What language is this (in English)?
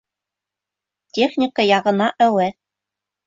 Bashkir